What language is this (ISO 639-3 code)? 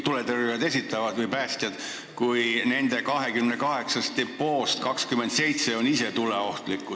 est